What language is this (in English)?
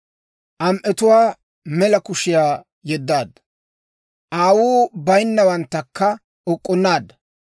Dawro